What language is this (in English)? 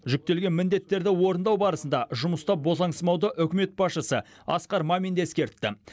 Kazakh